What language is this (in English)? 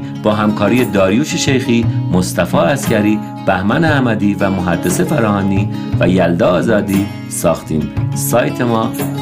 Persian